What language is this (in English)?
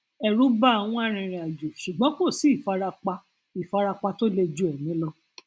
Yoruba